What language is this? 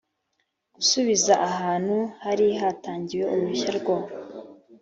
Kinyarwanda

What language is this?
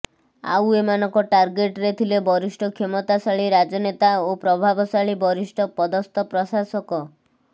Odia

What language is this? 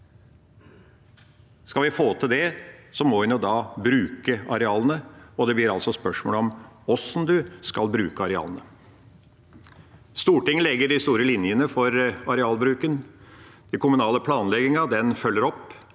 Norwegian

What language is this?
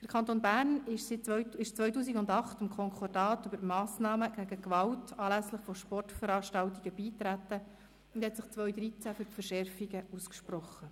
Swiss German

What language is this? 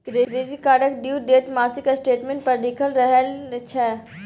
Maithili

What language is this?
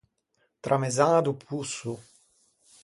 Ligurian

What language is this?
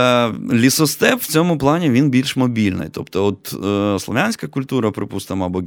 Ukrainian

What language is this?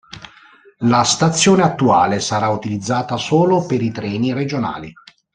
Italian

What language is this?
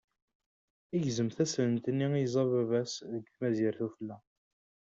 Kabyle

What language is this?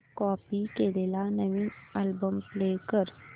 Marathi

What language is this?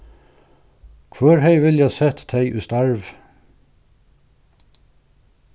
Faroese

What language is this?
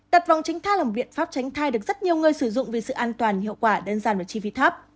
Vietnamese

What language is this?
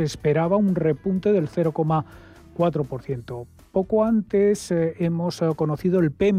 Spanish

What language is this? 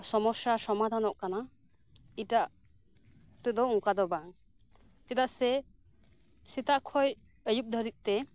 Santali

